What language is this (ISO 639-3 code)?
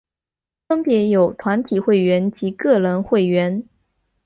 zho